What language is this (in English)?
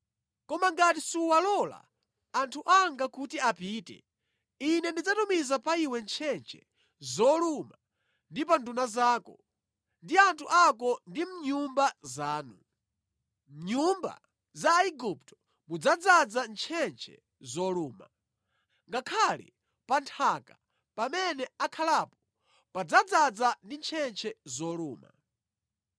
Nyanja